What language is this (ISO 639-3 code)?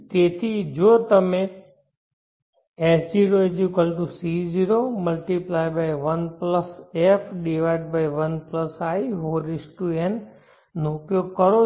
guj